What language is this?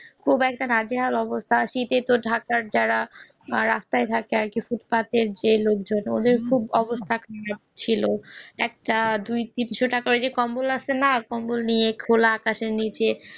Bangla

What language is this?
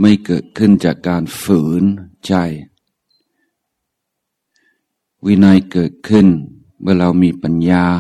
Thai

